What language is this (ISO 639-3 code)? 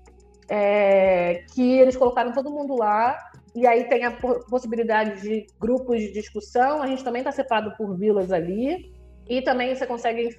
por